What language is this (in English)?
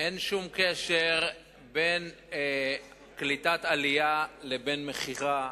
Hebrew